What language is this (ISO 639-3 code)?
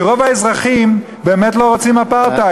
heb